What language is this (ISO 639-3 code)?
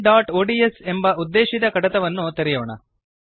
kan